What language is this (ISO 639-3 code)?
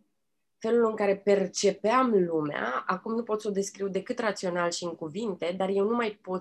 ron